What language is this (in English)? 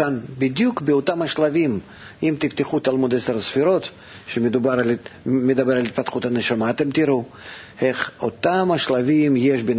Hebrew